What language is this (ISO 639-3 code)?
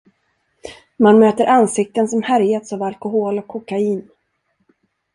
swe